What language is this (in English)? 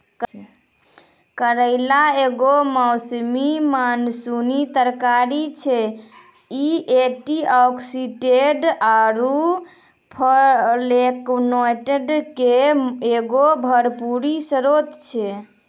Maithili